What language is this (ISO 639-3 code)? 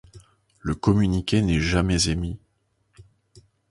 fra